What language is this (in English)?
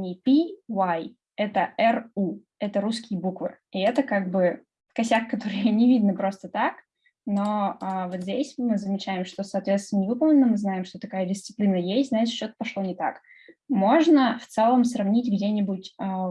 Russian